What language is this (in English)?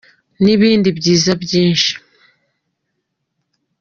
Kinyarwanda